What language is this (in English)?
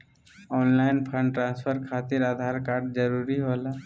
Magahi